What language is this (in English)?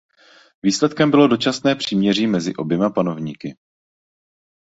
Czech